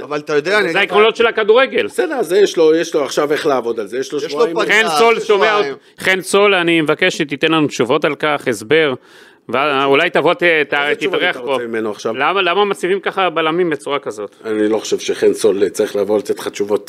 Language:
Hebrew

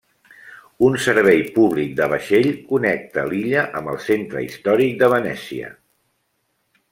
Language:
Catalan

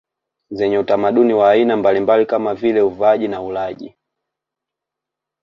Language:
Swahili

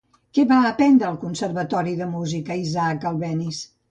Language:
Catalan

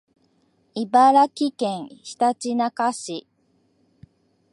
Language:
Japanese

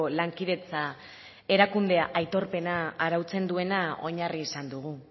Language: Basque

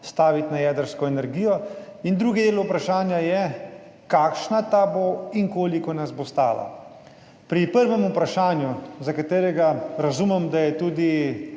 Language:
Slovenian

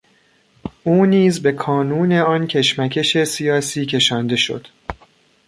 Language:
Persian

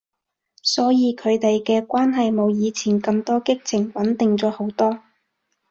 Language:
Cantonese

